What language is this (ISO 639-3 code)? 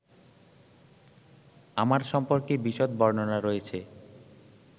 ben